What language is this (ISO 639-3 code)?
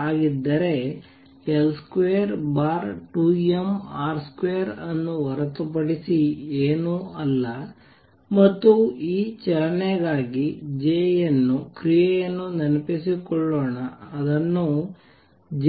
kan